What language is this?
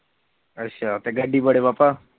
Punjabi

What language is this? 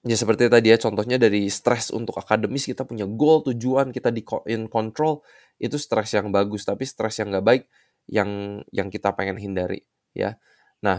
Indonesian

